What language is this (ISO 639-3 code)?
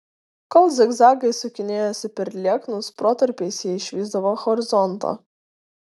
lit